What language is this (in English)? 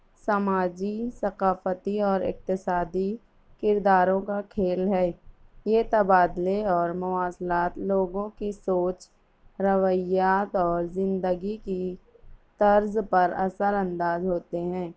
Urdu